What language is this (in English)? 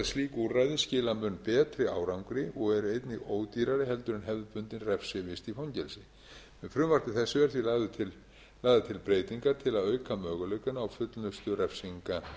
Icelandic